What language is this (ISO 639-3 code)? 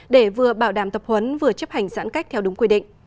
vie